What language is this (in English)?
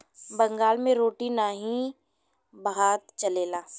Bhojpuri